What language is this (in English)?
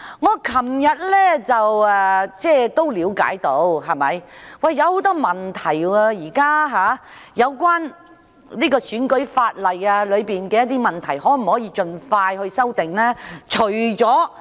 Cantonese